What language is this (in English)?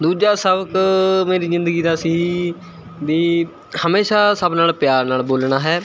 Punjabi